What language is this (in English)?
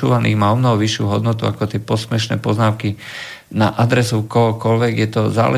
Slovak